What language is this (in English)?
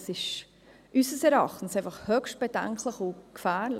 Swiss German